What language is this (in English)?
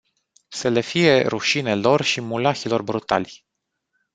Romanian